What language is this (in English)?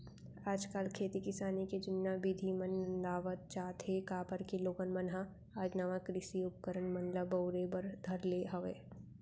Chhattisgarhi